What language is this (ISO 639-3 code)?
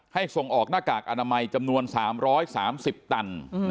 tha